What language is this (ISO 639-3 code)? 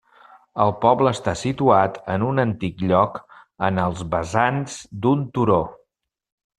cat